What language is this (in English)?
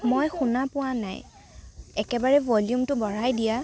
Assamese